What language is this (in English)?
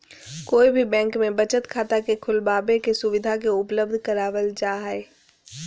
Magahi